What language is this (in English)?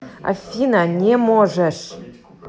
Russian